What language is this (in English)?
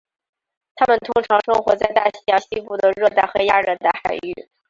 Chinese